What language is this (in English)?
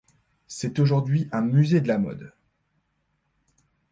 French